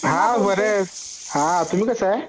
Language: Marathi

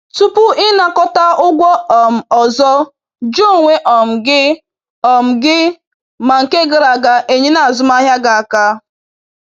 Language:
Igbo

